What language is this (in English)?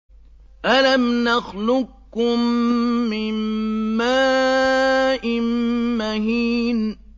Arabic